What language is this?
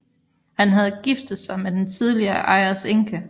Danish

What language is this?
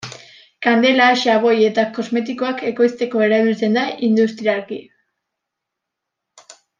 Basque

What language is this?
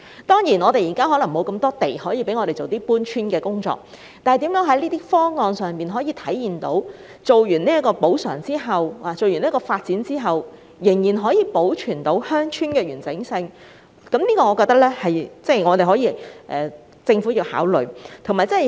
Cantonese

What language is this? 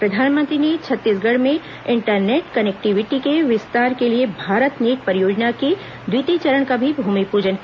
Hindi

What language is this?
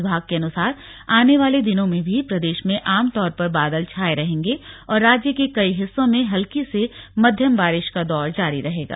Hindi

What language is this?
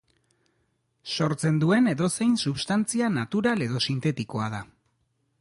Basque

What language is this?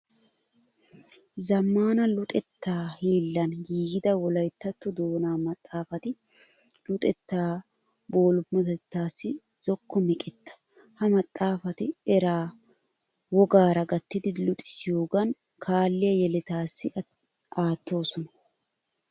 Wolaytta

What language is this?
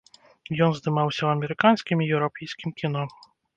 Belarusian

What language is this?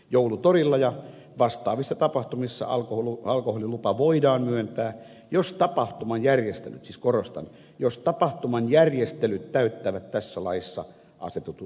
Finnish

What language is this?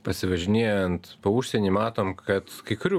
Lithuanian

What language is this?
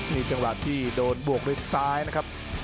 Thai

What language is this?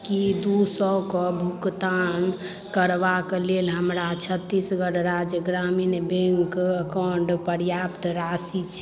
Maithili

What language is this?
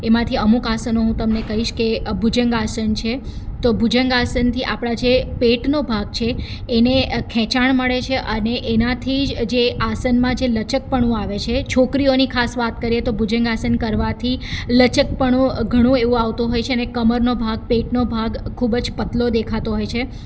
Gujarati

